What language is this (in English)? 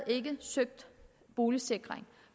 Danish